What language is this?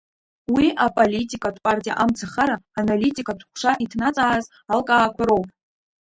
Abkhazian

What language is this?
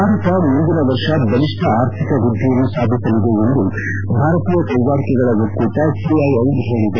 Kannada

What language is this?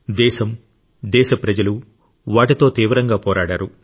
Telugu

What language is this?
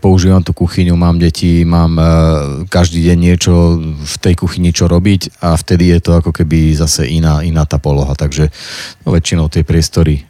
Slovak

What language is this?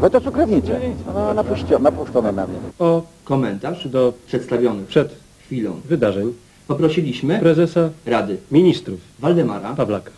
Polish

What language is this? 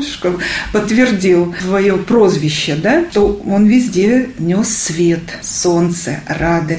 Russian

